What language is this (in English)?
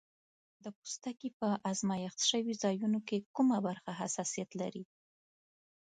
Pashto